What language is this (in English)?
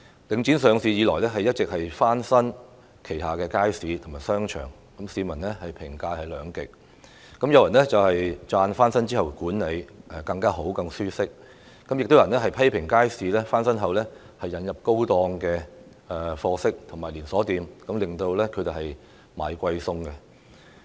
Cantonese